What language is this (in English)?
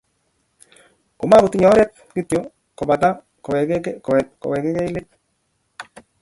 Kalenjin